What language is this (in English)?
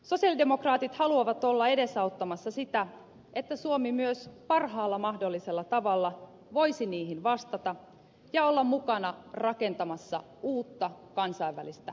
Finnish